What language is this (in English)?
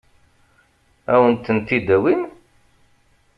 Kabyle